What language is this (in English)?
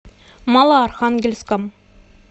Russian